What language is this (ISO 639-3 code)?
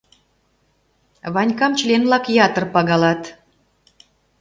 chm